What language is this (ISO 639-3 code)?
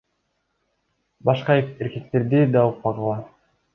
kir